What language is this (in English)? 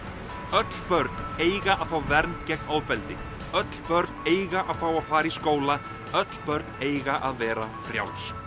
Icelandic